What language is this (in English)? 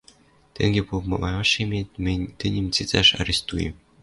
Western Mari